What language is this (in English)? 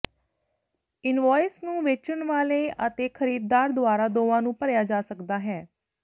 Punjabi